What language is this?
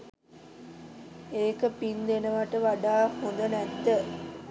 Sinhala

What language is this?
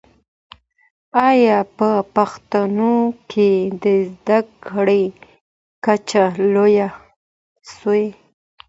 Pashto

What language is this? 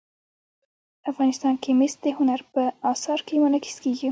Pashto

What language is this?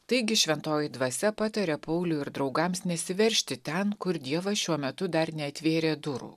Lithuanian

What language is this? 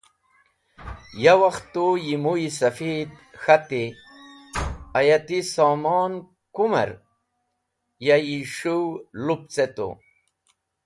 Wakhi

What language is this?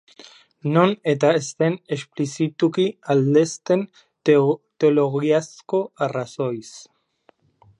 Basque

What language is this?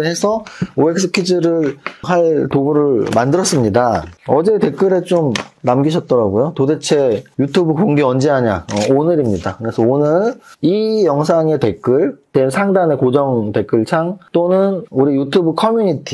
Korean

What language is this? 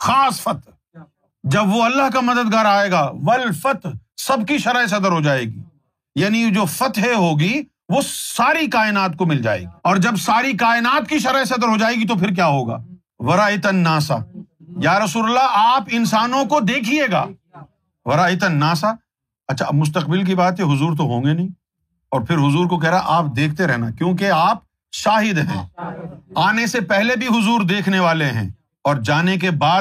Urdu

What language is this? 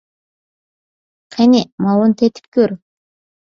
Uyghur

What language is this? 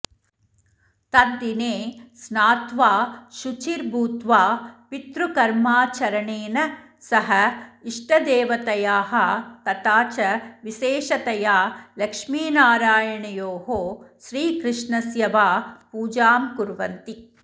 Sanskrit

